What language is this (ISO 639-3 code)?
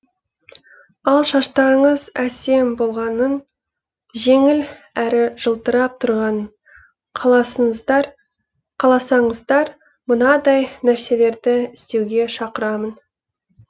kaz